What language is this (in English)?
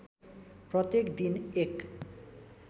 Nepali